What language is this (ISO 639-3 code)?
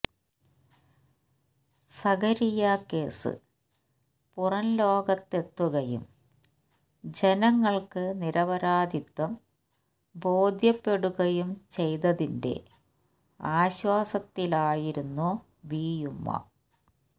mal